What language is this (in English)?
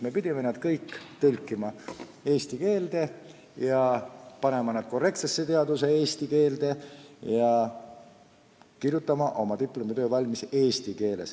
Estonian